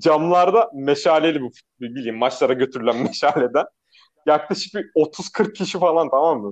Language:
Turkish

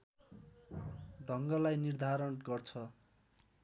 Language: Nepali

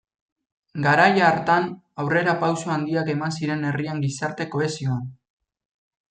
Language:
Basque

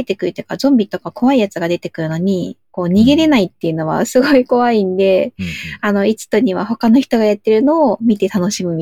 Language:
Japanese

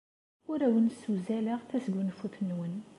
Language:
Kabyle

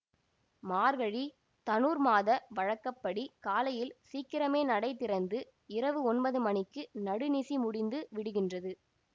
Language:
Tamil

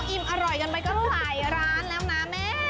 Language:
Thai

